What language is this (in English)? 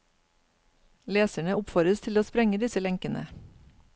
Norwegian